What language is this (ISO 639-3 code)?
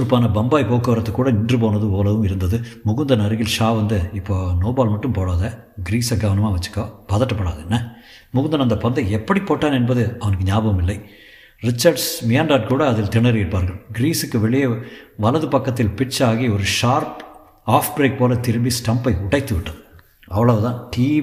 tam